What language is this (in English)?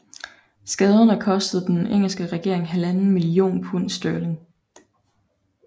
Danish